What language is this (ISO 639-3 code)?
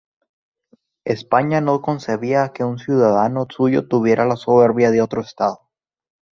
spa